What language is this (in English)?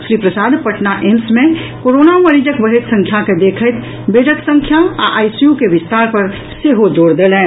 Maithili